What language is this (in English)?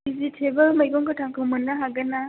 Bodo